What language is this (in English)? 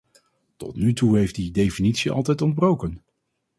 Dutch